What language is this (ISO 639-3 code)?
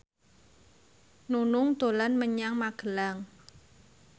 jav